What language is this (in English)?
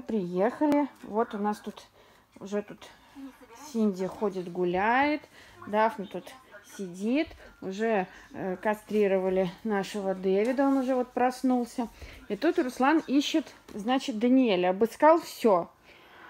Russian